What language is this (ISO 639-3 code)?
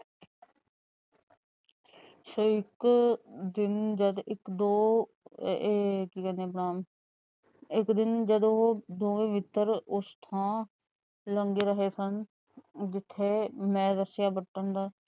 pan